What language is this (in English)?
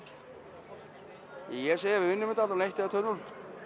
Icelandic